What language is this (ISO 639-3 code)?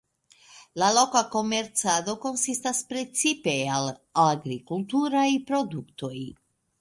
epo